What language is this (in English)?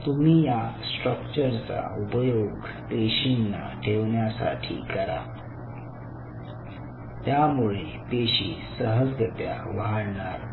Marathi